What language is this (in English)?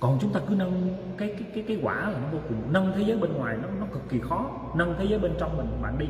Vietnamese